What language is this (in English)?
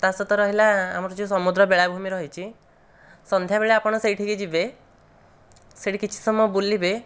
Odia